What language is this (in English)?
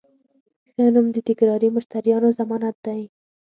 Pashto